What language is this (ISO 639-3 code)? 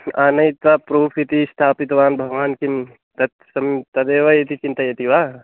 san